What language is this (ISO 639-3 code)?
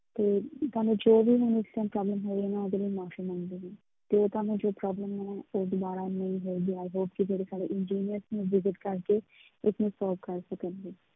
pan